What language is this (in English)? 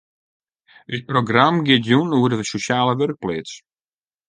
Western Frisian